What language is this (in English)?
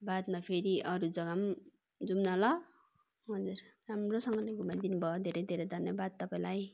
Nepali